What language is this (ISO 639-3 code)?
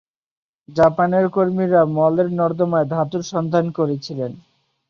ben